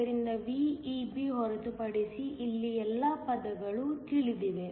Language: Kannada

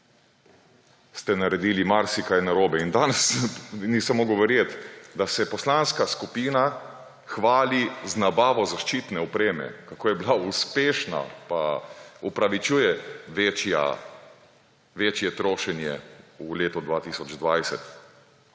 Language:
Slovenian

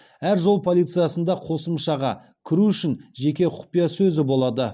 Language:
Kazakh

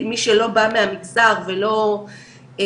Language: Hebrew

